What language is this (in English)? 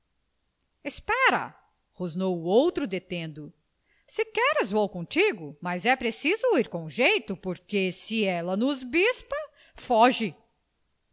Portuguese